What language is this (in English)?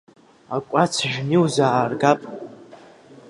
Abkhazian